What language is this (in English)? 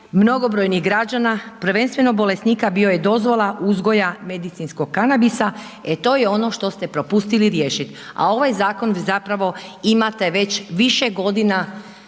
Croatian